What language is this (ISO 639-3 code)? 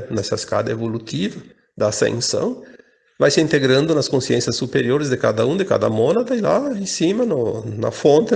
por